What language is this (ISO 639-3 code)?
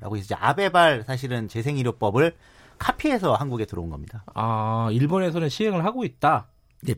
kor